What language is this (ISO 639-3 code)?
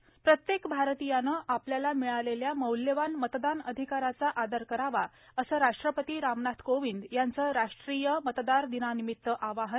mar